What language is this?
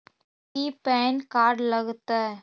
Magahi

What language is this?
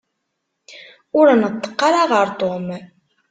Kabyle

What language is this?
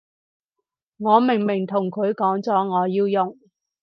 Cantonese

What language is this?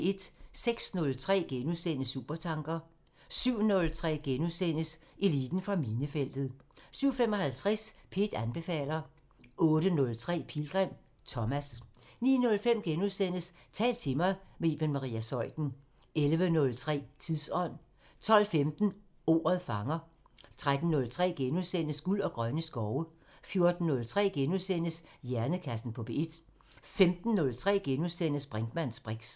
Danish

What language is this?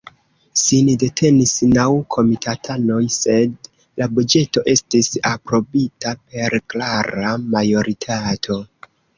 Esperanto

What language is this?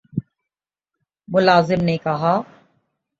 Urdu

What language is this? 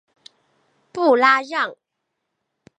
Chinese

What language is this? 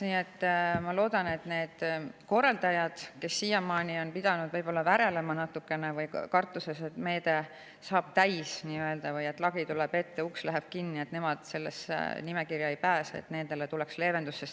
Estonian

